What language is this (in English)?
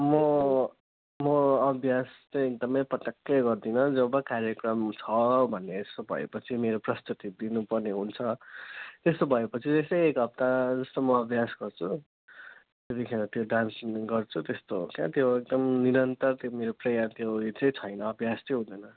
Nepali